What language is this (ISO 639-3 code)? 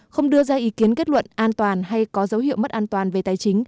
vie